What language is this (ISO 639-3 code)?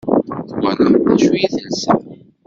kab